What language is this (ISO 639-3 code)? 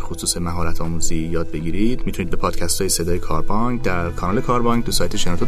fas